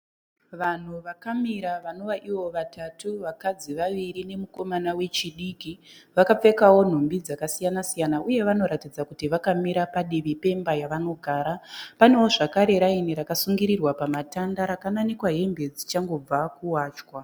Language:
Shona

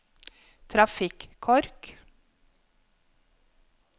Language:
Norwegian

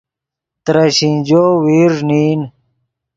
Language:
Yidgha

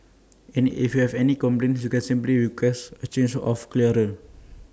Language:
English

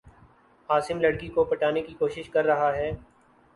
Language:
Urdu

